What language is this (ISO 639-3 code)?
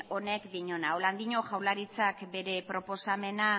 eus